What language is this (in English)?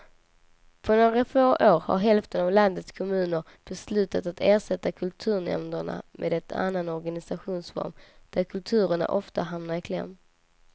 Swedish